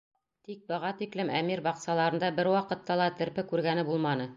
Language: Bashkir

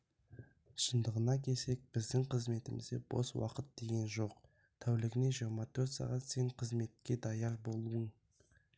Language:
Kazakh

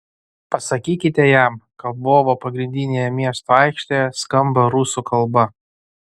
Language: Lithuanian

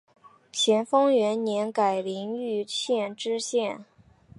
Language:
Chinese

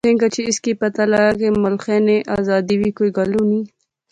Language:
Pahari-Potwari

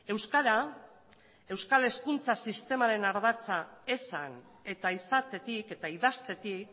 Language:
Basque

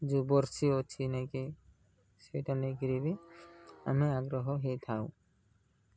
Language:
Odia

